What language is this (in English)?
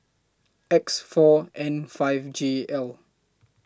English